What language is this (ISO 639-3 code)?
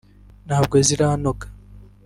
kin